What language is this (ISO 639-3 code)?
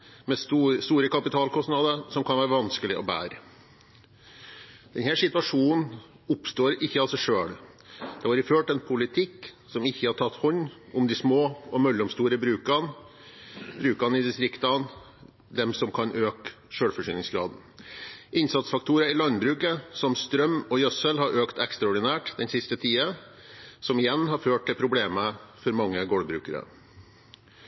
nob